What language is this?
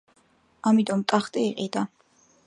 Georgian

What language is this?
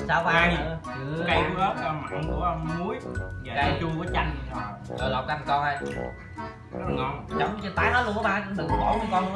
Vietnamese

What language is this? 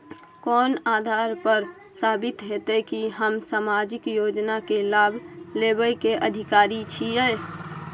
Maithili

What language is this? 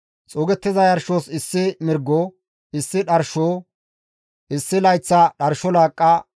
Gamo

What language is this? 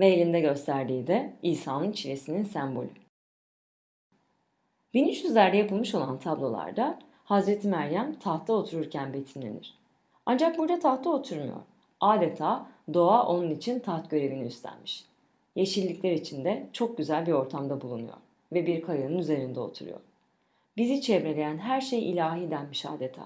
Turkish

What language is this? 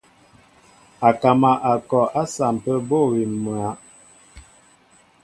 Mbo (Cameroon)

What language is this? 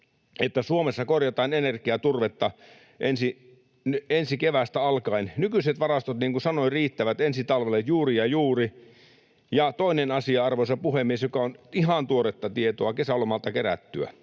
Finnish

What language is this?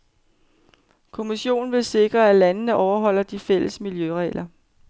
Danish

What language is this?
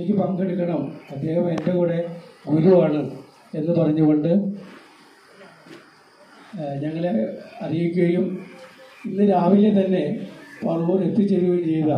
Arabic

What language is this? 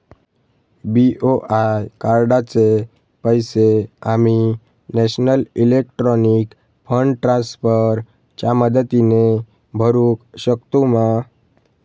Marathi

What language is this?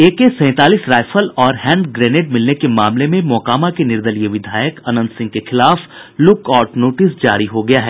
Hindi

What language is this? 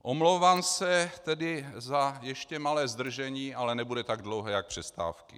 Czech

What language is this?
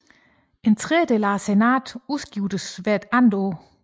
Danish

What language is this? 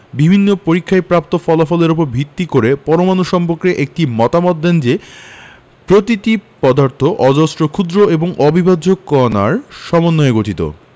Bangla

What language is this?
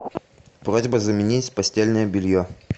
Russian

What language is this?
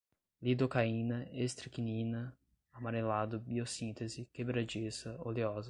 Portuguese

